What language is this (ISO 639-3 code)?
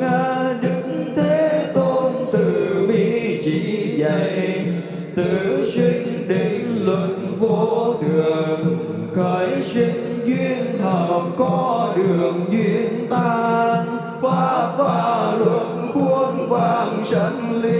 vie